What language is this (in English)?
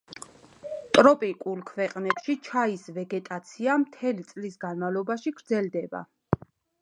Georgian